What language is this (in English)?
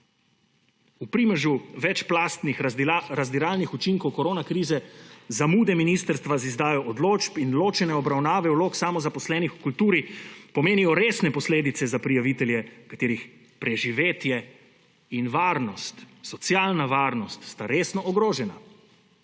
Slovenian